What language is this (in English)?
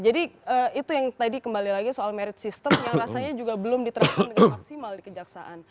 Indonesian